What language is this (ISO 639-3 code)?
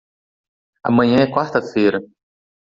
por